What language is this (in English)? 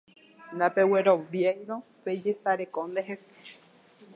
Guarani